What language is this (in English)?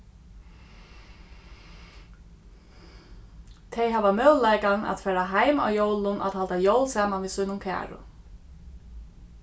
Faroese